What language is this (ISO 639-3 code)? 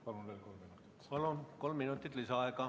est